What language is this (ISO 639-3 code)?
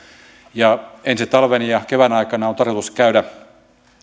fin